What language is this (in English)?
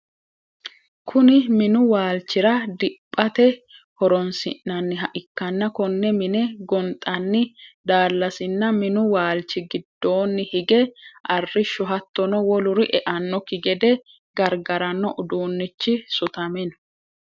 Sidamo